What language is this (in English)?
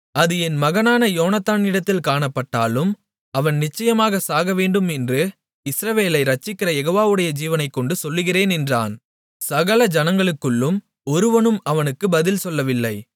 Tamil